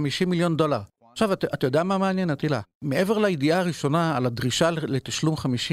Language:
Hebrew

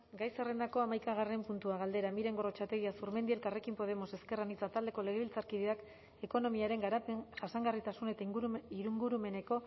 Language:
Basque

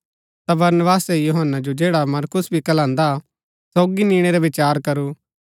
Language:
Gaddi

